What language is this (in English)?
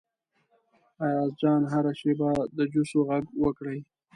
Pashto